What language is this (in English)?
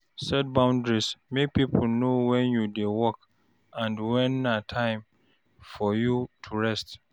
Nigerian Pidgin